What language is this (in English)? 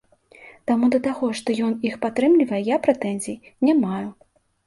Belarusian